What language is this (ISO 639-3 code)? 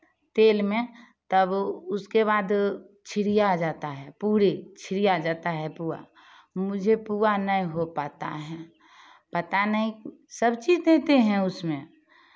hin